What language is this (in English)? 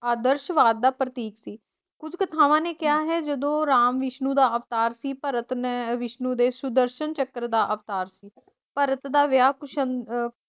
Punjabi